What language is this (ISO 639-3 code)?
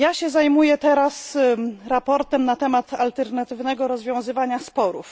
pol